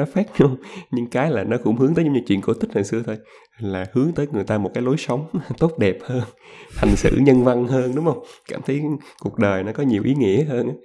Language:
Vietnamese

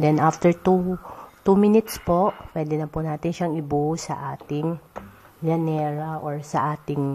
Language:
Filipino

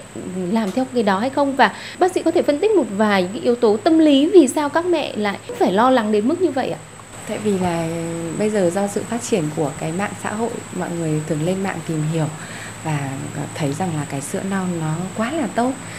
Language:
Vietnamese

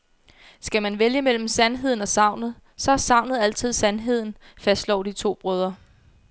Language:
Danish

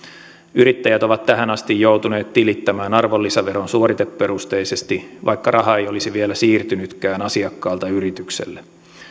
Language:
Finnish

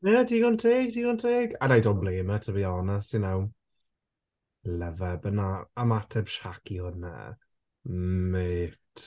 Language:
Welsh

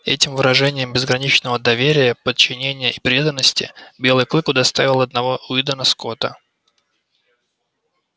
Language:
Russian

